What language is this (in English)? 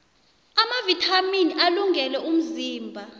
South Ndebele